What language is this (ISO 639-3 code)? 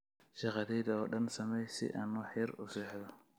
som